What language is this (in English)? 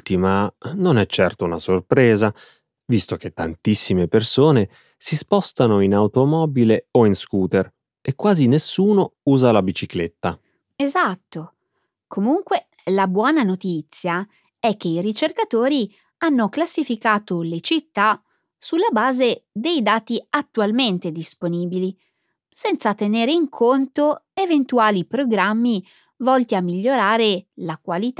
Italian